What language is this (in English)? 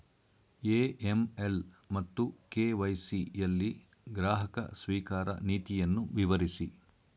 Kannada